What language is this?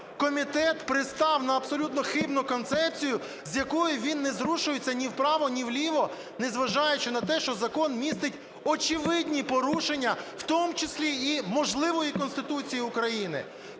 Ukrainian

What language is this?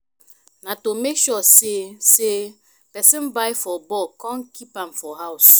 Nigerian Pidgin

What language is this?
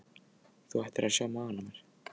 Icelandic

